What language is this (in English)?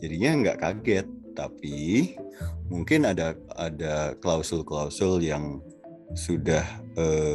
Indonesian